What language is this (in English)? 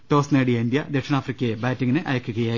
Malayalam